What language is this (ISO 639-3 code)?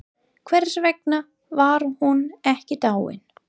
isl